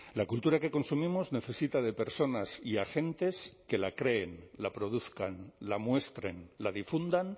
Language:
Spanish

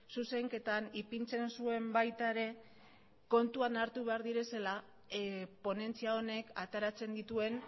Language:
Basque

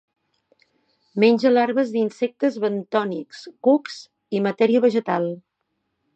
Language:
Catalan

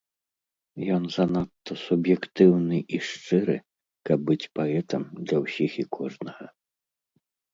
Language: Belarusian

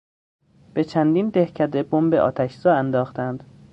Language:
Persian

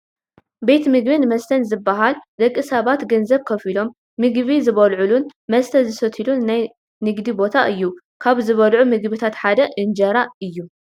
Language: Tigrinya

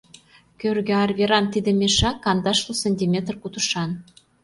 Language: Mari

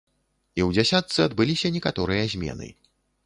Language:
Belarusian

